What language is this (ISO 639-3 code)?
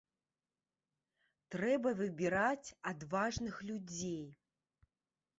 bel